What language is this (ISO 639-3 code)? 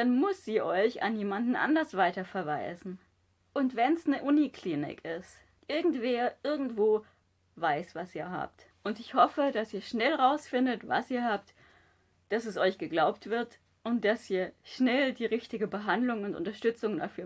deu